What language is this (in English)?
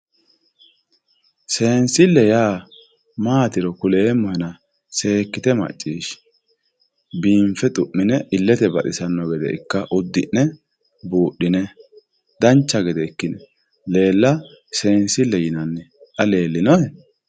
Sidamo